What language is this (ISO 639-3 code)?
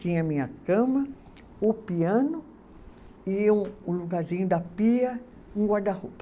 por